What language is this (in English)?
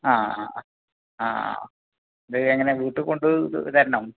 Malayalam